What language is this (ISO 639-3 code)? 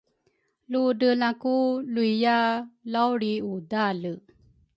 dru